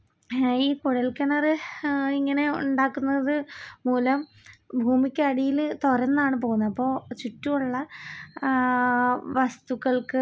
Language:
Malayalam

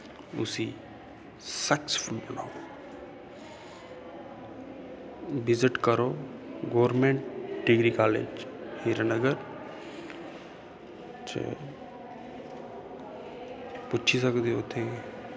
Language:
Dogri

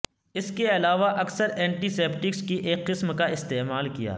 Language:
Urdu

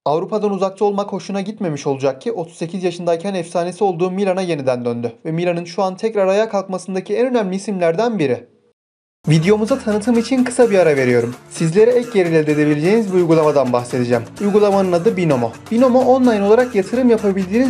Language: Turkish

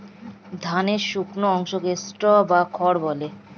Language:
Bangla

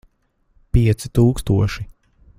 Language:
Latvian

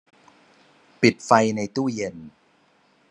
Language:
Thai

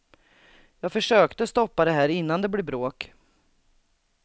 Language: Swedish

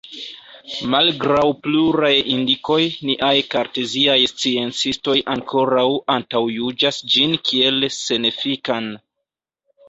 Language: Esperanto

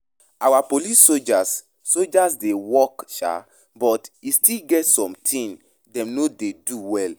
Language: Nigerian Pidgin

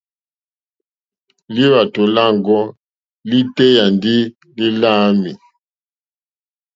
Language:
Mokpwe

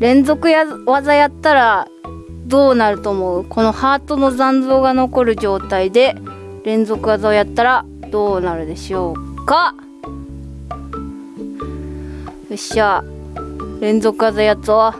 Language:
Japanese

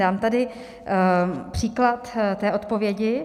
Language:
Czech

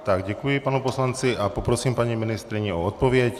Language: Czech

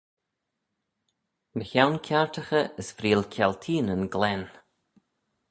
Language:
Manx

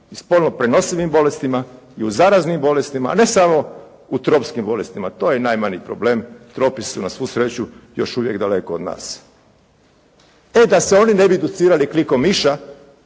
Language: Croatian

